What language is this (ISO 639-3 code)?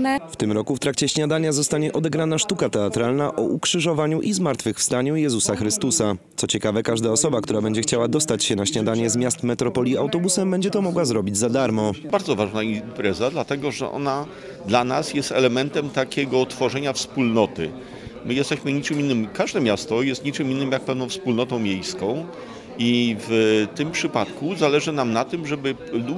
pol